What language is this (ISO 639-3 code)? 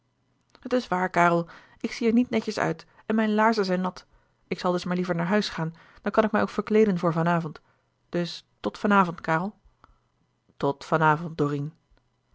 nld